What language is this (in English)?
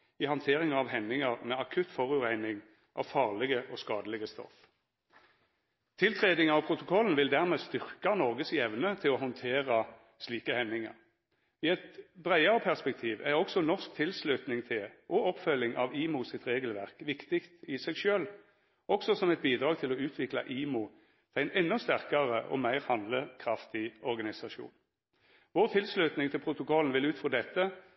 Norwegian Nynorsk